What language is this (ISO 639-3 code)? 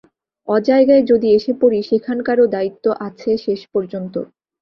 ben